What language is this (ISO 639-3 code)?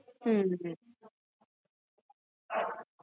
pan